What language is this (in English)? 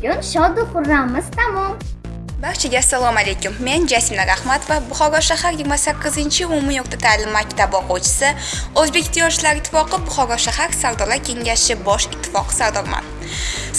Uzbek